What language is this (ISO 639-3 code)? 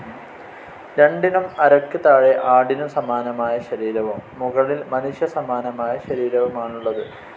mal